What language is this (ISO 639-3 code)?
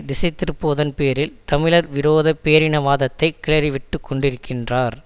tam